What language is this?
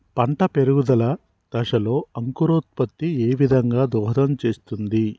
Telugu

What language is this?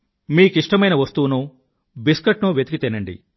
Telugu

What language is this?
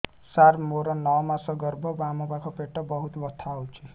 Odia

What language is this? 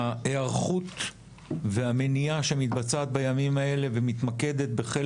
Hebrew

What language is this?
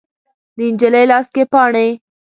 Pashto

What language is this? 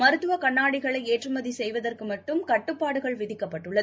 Tamil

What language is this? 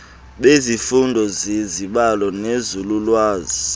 Xhosa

